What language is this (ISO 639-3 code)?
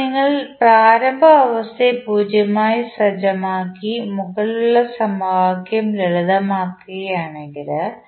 mal